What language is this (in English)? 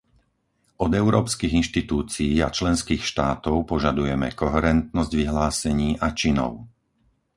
Slovak